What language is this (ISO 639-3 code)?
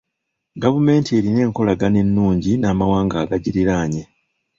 lug